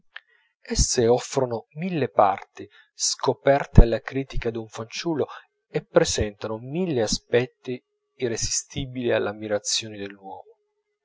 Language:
Italian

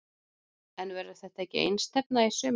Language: Icelandic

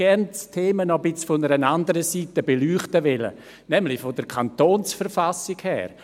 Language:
Swiss German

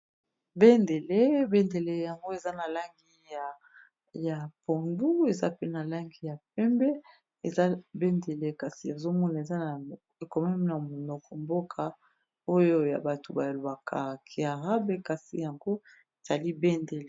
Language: Lingala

